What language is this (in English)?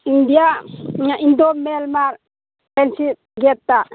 Manipuri